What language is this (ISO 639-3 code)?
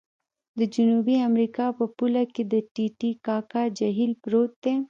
pus